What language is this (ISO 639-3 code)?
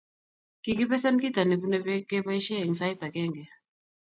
kln